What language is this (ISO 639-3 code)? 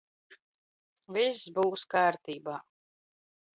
lav